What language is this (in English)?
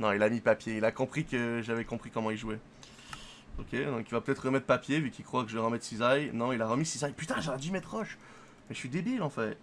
French